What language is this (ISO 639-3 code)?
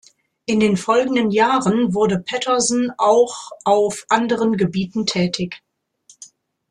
deu